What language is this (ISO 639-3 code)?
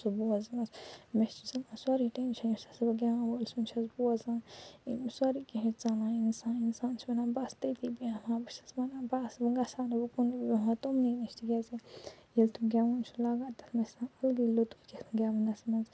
kas